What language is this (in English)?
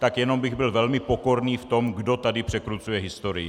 Czech